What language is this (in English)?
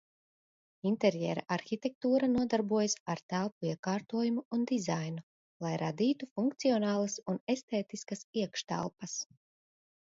Latvian